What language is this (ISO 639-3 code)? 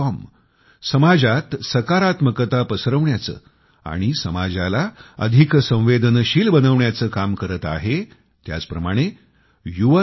mar